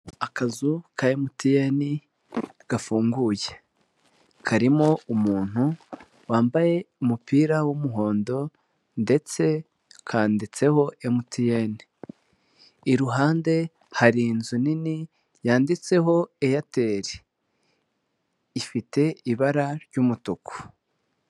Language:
Kinyarwanda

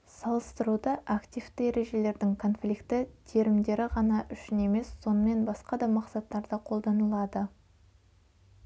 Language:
Kazakh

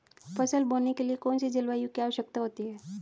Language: Hindi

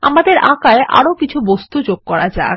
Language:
Bangla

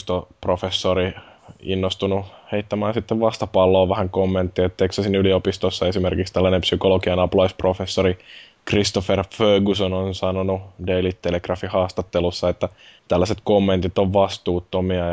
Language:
Finnish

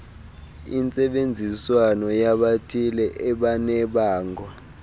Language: Xhosa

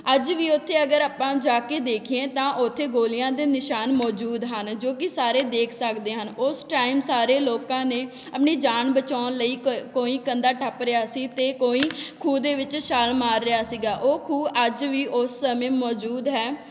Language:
Punjabi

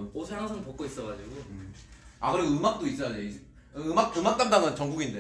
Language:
Korean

